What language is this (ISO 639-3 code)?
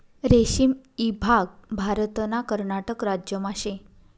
mar